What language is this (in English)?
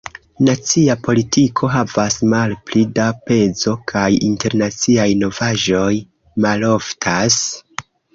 Esperanto